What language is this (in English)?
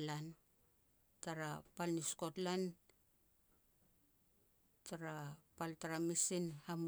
Petats